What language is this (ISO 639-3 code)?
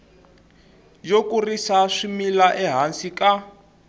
tso